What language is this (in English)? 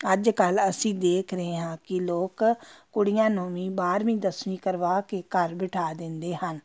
Punjabi